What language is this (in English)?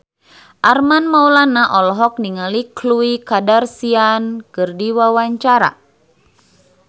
Sundanese